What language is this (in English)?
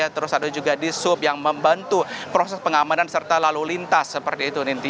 Indonesian